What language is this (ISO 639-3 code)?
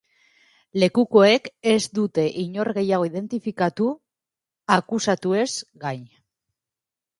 eus